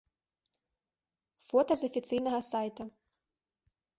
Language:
Belarusian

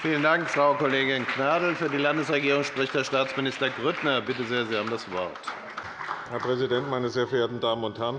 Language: German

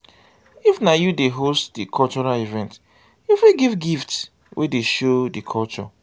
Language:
Nigerian Pidgin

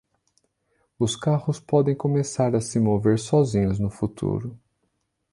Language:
Portuguese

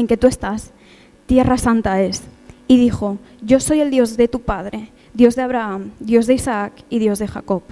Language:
Spanish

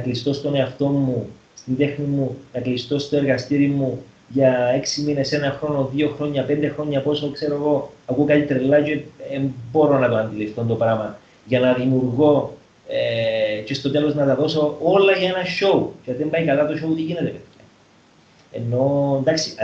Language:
Greek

